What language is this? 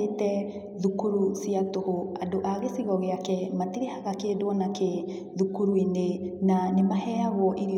Kikuyu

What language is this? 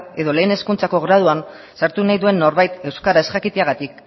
Basque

